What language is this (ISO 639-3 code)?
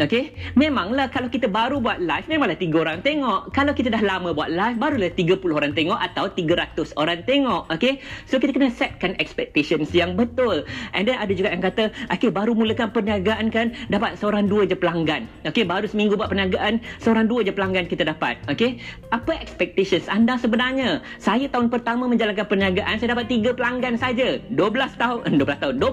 msa